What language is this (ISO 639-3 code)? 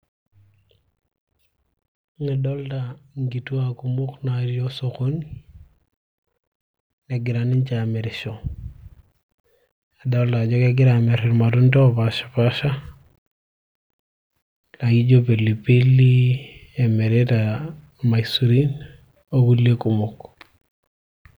mas